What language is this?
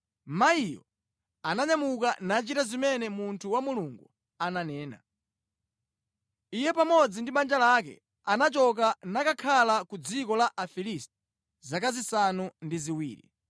Nyanja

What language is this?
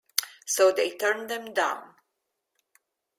English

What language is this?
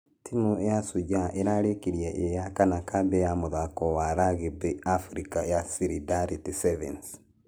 Kikuyu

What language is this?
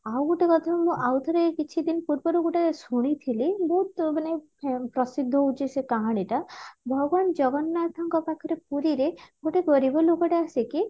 Odia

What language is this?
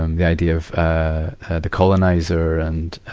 English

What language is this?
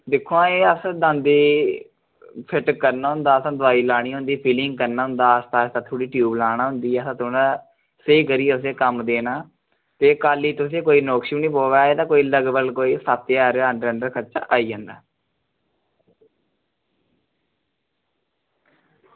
Dogri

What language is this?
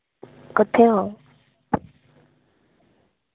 Dogri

